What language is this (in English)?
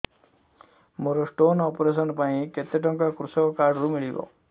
Odia